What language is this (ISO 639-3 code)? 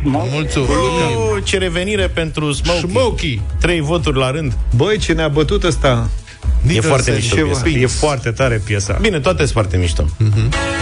ron